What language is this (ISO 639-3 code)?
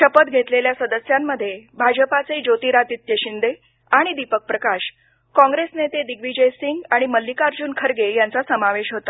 mar